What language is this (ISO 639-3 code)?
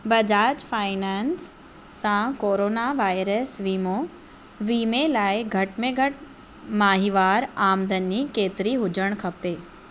snd